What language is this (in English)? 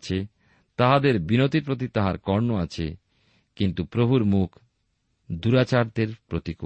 Bangla